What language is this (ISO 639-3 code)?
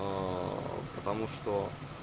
rus